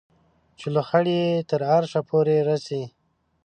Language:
Pashto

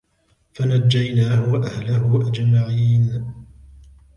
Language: Arabic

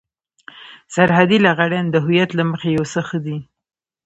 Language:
Pashto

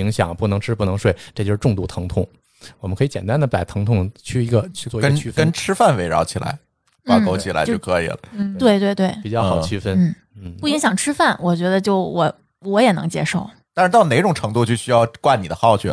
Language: Chinese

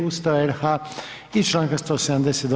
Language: Croatian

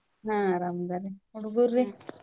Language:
Kannada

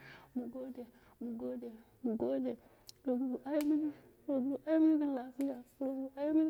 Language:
Dera (Nigeria)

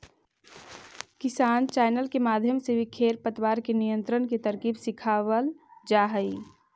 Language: Magahi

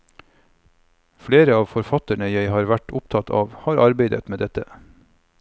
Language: Norwegian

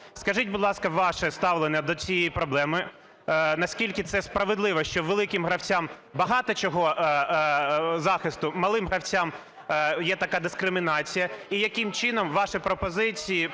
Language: Ukrainian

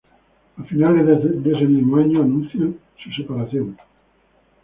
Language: Spanish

